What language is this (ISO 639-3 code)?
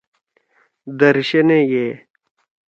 trw